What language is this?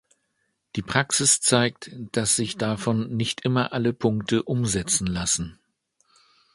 German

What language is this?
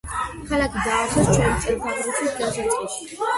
Georgian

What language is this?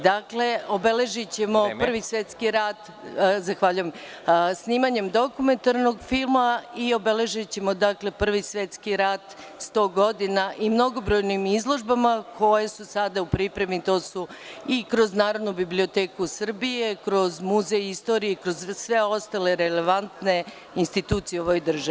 Serbian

